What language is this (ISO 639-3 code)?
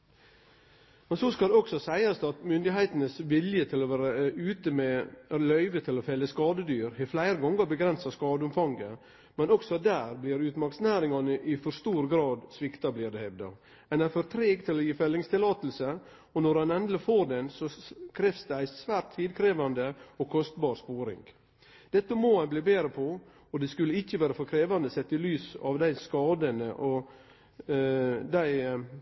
nno